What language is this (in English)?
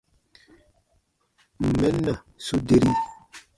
Baatonum